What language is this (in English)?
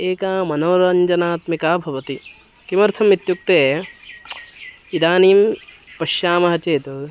Sanskrit